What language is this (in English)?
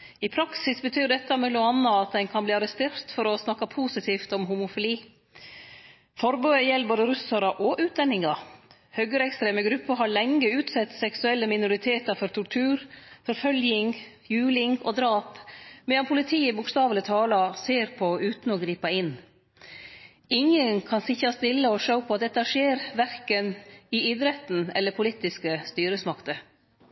Norwegian Nynorsk